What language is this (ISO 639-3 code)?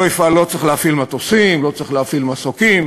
heb